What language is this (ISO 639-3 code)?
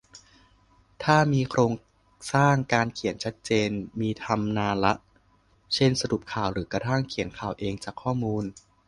tha